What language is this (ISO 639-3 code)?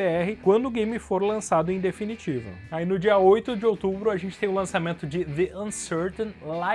por